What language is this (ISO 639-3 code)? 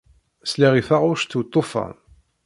kab